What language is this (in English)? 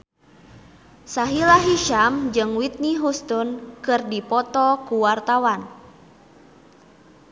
Sundanese